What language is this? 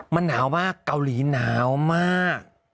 Thai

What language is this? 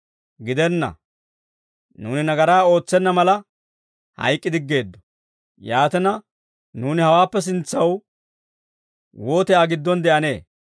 Dawro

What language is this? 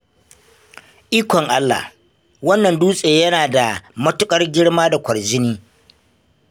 Hausa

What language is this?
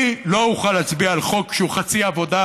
Hebrew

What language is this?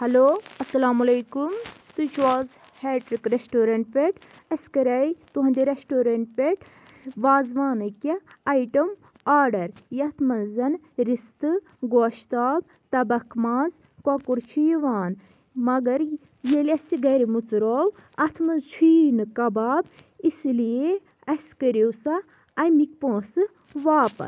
Kashmiri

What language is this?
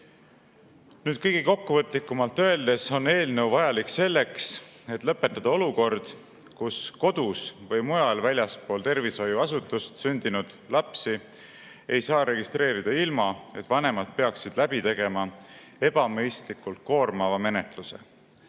Estonian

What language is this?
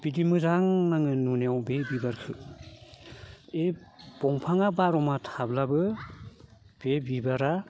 Bodo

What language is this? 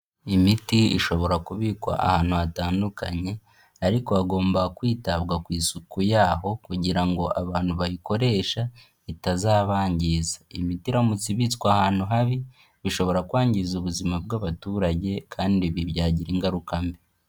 Kinyarwanda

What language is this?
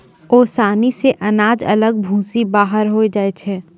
Maithili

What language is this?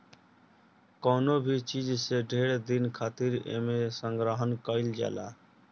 Bhojpuri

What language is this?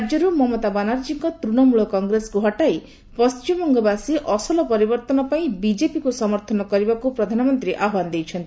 Odia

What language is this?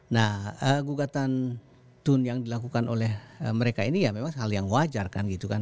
Indonesian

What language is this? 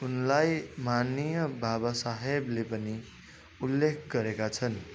Nepali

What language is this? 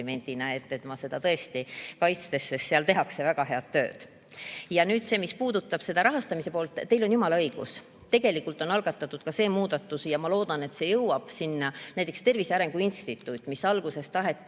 Estonian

